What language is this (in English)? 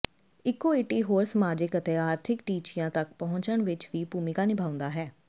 Punjabi